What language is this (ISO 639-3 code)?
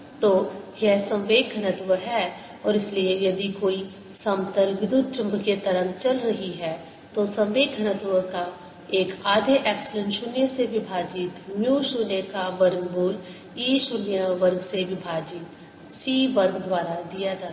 hin